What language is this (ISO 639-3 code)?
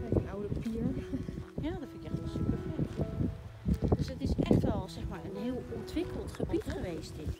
nld